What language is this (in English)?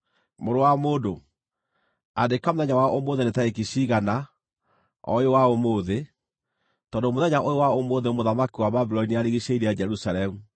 Kikuyu